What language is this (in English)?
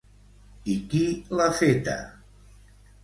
Catalan